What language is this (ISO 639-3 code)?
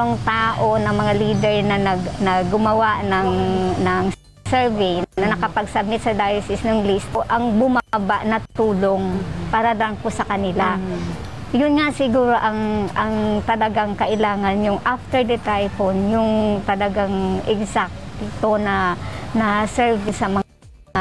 fil